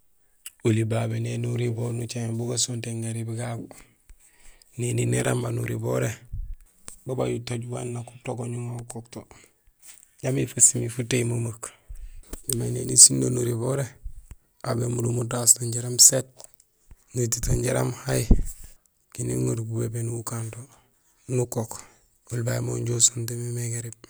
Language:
Gusilay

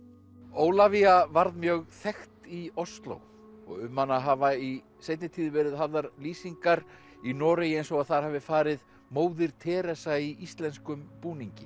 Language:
Icelandic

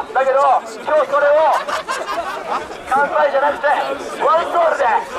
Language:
Japanese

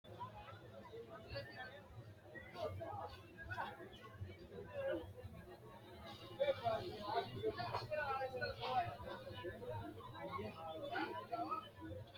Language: Sidamo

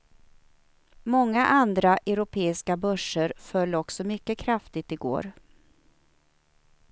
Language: Swedish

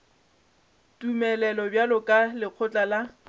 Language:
Northern Sotho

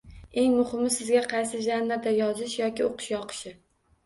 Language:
Uzbek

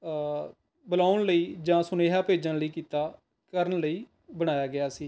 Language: Punjabi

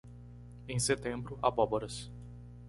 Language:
Portuguese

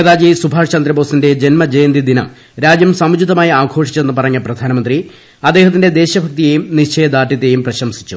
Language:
Malayalam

